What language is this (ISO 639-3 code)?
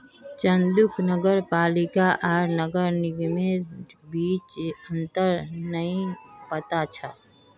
mag